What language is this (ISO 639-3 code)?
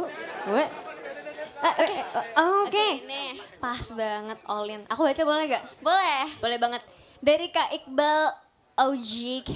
ind